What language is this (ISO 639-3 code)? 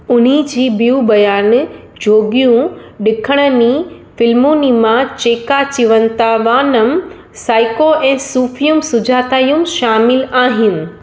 snd